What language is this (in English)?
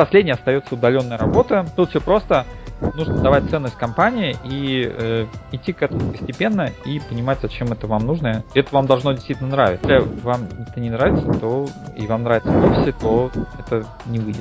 Russian